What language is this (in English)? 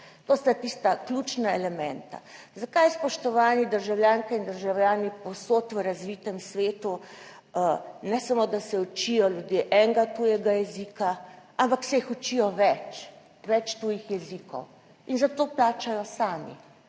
Slovenian